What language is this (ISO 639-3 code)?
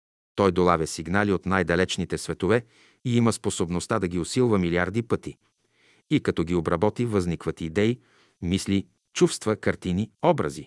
bul